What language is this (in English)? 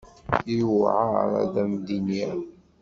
Kabyle